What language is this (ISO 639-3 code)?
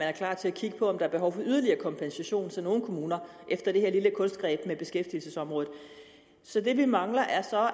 dan